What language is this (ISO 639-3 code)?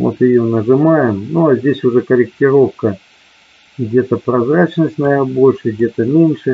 rus